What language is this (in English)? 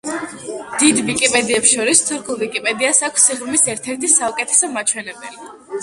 Georgian